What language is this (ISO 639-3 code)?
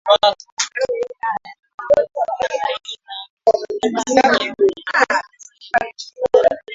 swa